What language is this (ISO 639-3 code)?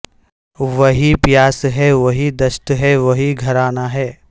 urd